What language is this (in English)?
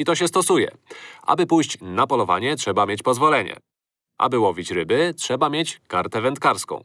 Polish